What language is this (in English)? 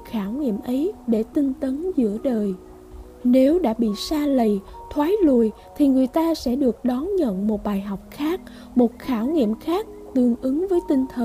Vietnamese